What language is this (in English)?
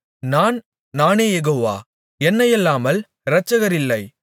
Tamil